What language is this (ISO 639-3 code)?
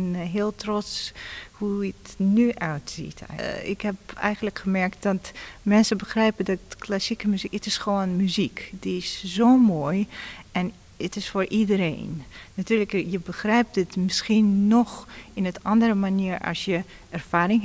nld